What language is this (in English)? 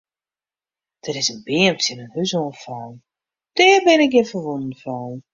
Western Frisian